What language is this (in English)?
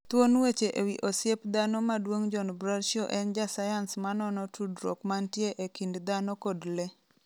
Luo (Kenya and Tanzania)